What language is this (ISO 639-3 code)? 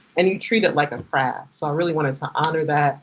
eng